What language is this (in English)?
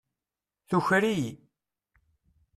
Kabyle